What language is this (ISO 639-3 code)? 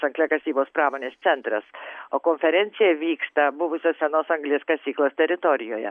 lit